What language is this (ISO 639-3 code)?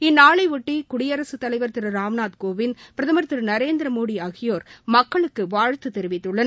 tam